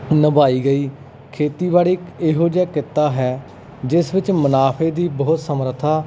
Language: Punjabi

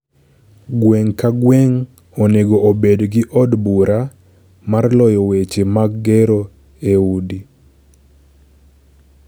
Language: Luo (Kenya and Tanzania)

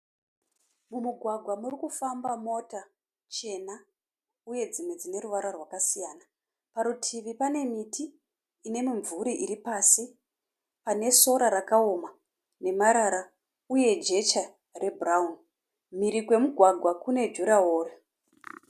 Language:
Shona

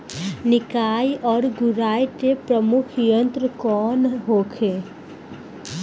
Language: Bhojpuri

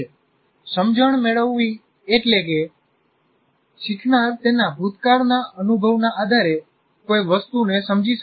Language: Gujarati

